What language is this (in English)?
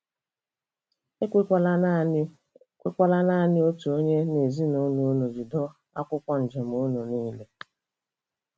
Igbo